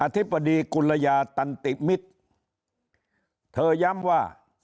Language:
Thai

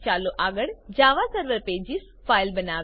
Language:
Gujarati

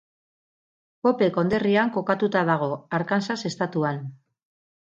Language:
Basque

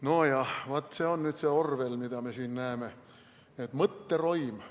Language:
Estonian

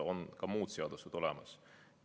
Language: Estonian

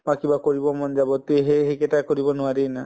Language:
Assamese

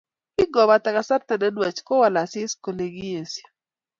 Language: Kalenjin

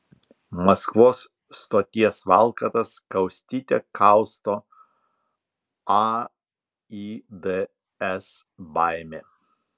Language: Lithuanian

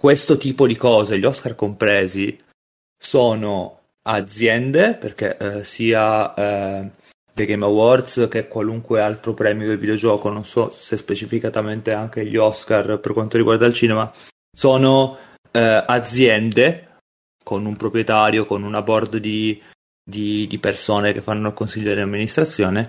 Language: Italian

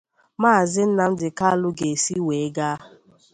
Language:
Igbo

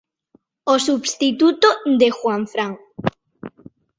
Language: Galician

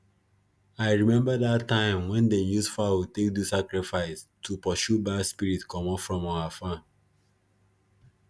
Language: Nigerian Pidgin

